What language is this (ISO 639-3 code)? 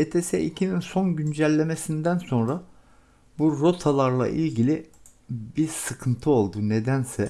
tur